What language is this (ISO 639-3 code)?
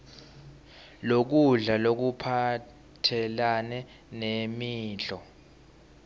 ssw